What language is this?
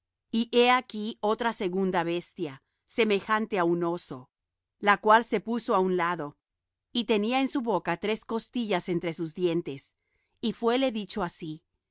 Spanish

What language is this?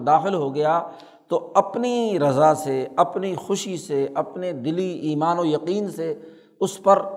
Urdu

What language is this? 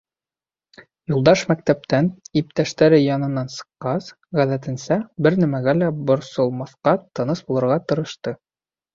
Bashkir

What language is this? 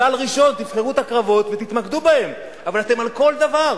Hebrew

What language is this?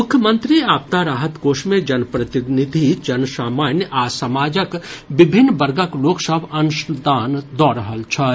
Maithili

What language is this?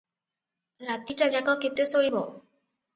Odia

